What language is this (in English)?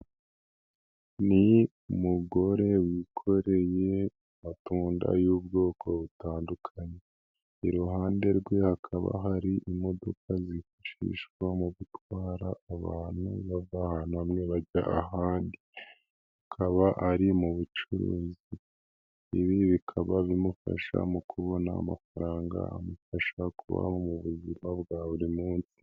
Kinyarwanda